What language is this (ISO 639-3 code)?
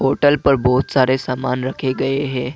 hin